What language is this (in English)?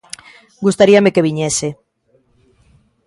Galician